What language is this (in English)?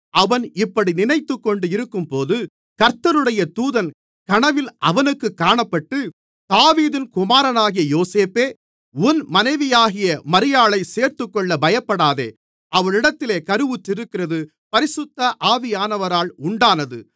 Tamil